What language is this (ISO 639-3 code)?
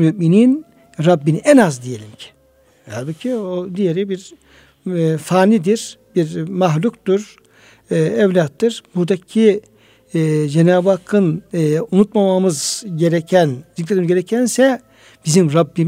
tur